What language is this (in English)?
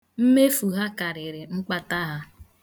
Igbo